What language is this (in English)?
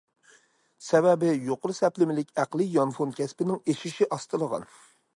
Uyghur